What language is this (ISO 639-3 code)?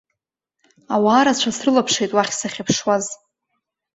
abk